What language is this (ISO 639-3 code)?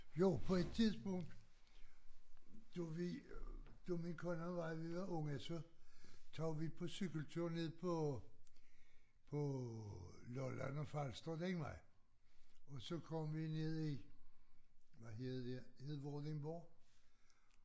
dan